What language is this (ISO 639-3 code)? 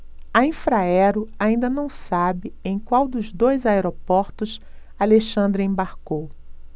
por